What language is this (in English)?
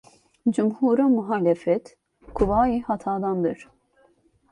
Turkish